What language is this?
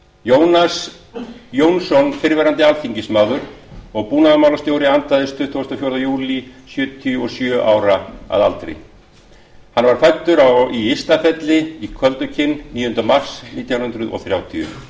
Icelandic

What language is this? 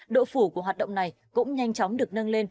Vietnamese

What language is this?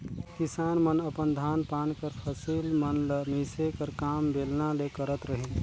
Chhattisgarhi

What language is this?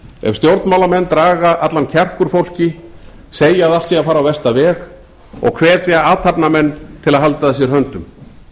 Icelandic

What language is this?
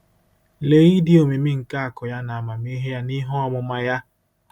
Igbo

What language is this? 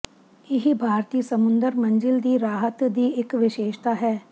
Punjabi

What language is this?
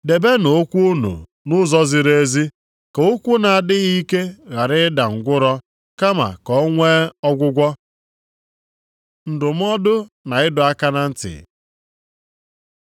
Igbo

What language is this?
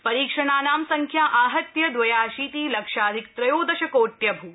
Sanskrit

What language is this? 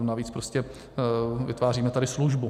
Czech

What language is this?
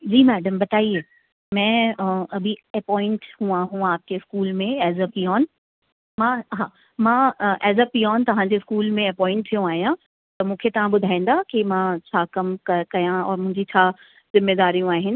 Sindhi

